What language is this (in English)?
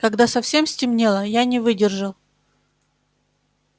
Russian